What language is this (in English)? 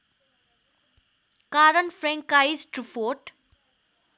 Nepali